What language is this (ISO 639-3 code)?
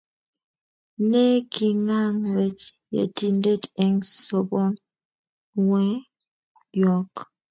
kln